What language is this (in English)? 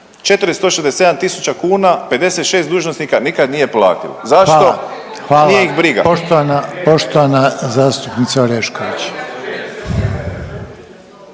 Croatian